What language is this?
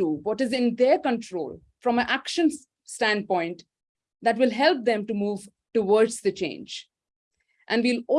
English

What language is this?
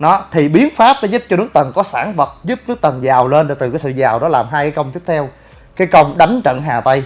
Vietnamese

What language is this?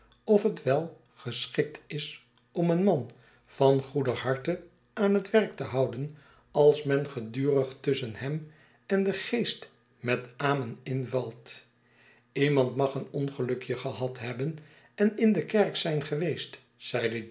Dutch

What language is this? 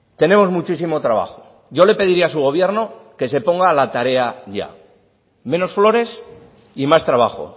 Spanish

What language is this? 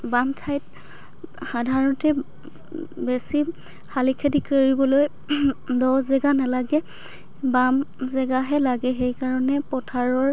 Assamese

